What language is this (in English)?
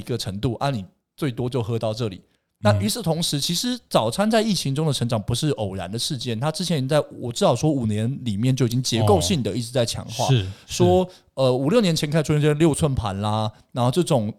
Chinese